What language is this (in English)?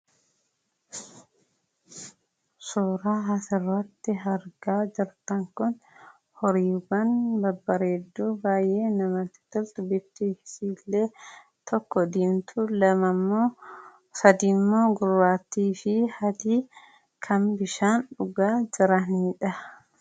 Oromo